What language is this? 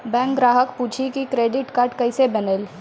Maithili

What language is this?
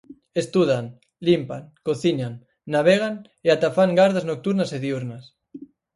Galician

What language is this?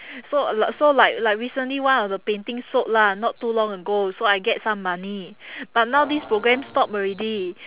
English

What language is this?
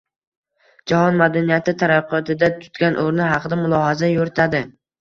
Uzbek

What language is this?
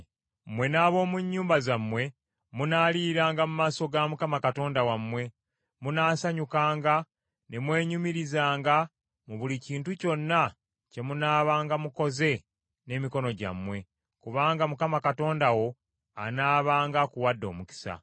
Ganda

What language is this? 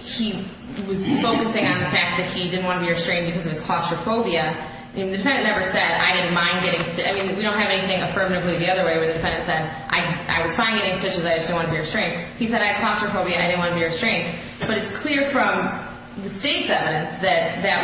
English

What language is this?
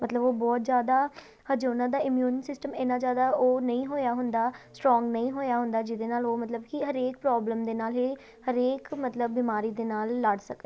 Punjabi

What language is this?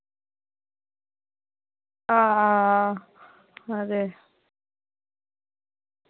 Dogri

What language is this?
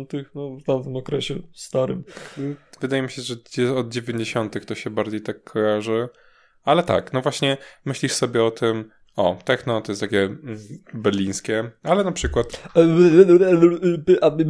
Polish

